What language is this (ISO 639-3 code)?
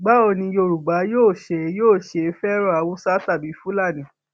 yor